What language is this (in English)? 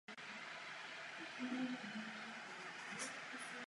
Czech